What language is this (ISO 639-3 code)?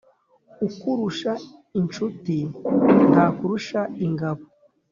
kin